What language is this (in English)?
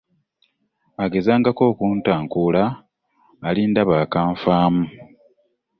Ganda